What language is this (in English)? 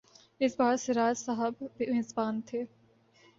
Urdu